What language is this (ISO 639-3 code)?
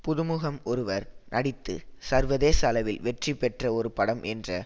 tam